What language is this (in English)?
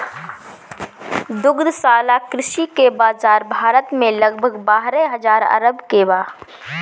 Bhojpuri